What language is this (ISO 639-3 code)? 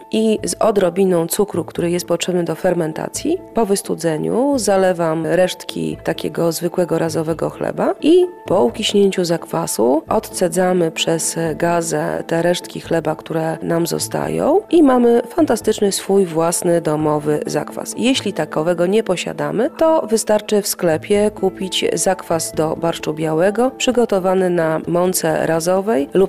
pol